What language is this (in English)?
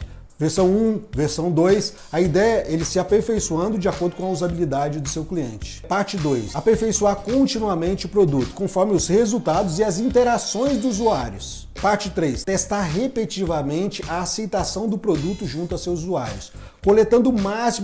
Portuguese